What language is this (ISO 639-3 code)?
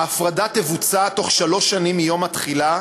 heb